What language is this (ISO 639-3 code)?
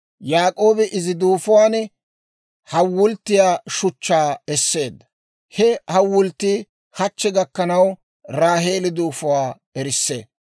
dwr